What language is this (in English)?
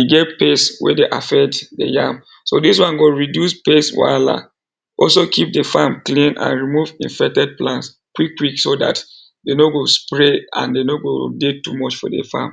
Nigerian Pidgin